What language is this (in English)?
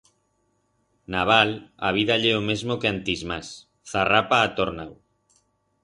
Aragonese